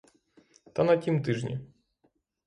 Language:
Ukrainian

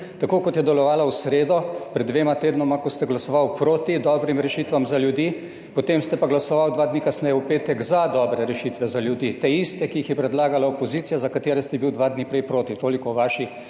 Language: Slovenian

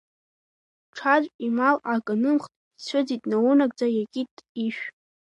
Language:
Abkhazian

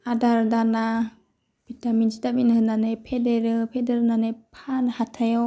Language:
Bodo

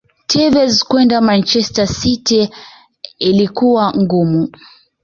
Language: Swahili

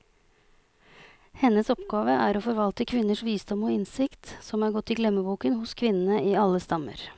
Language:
Norwegian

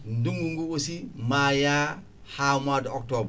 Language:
Fula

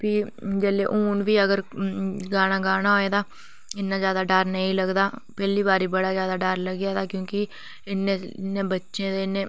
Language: Dogri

